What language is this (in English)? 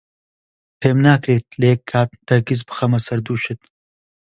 Central Kurdish